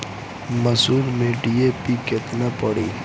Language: Bhojpuri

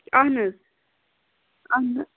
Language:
Kashmiri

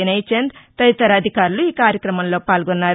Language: Telugu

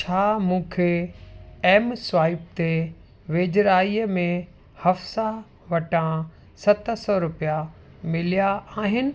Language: Sindhi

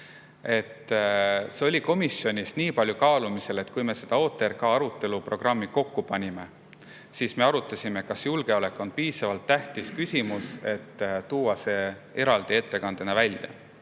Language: Estonian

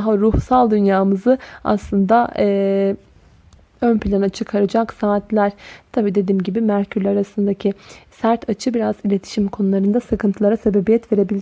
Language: Turkish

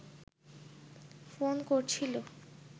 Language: Bangla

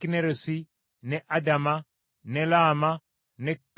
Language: Ganda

